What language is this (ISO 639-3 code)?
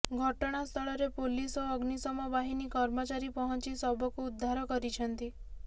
ori